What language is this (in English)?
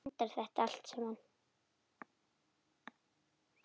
Icelandic